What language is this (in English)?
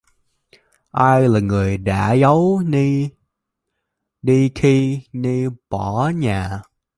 Vietnamese